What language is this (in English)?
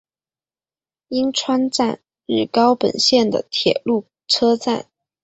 Chinese